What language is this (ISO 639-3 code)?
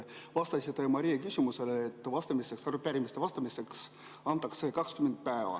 est